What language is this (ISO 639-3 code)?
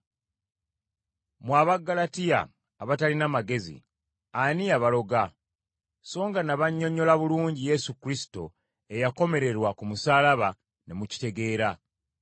lug